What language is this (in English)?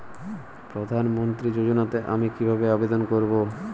Bangla